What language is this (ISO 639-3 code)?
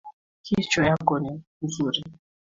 swa